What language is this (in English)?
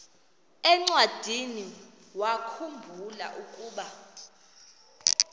Xhosa